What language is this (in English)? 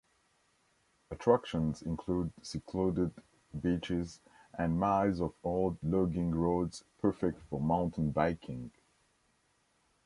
English